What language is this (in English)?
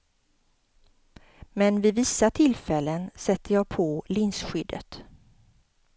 Swedish